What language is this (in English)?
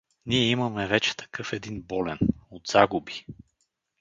Bulgarian